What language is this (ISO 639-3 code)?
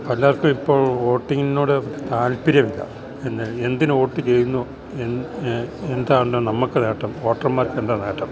mal